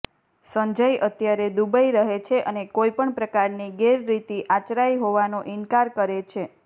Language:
Gujarati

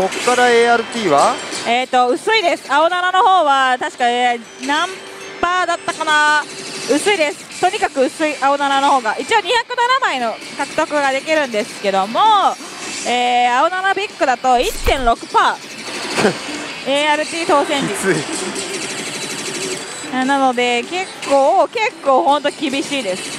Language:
Japanese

